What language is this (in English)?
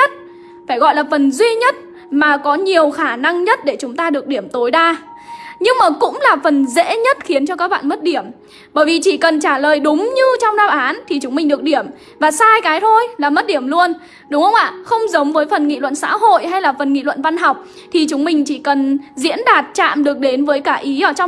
Vietnamese